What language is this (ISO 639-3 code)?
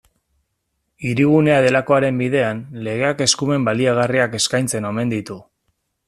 eus